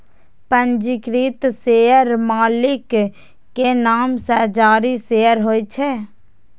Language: Maithili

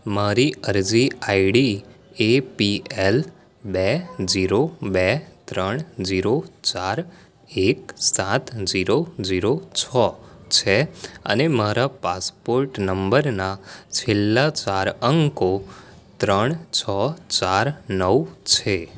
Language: Gujarati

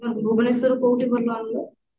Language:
Odia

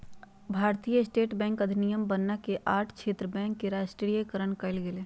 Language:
Magahi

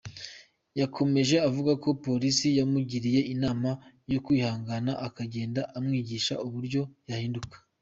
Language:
Kinyarwanda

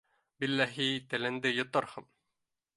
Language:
Bashkir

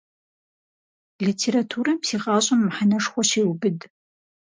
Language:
Kabardian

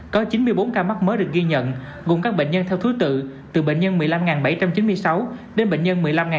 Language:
Vietnamese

